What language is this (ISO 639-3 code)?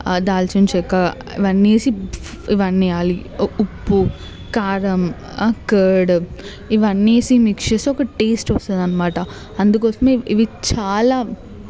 tel